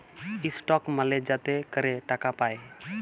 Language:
Bangla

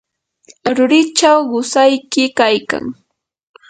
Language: Yanahuanca Pasco Quechua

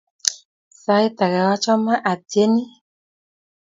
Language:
Kalenjin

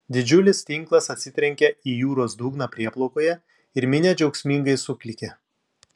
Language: Lithuanian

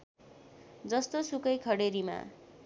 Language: Nepali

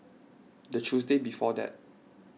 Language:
English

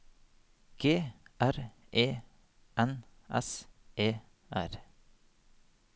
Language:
Norwegian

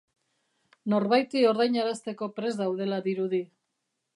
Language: Basque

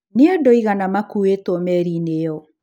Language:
Kikuyu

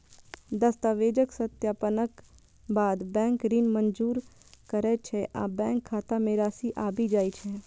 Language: Maithili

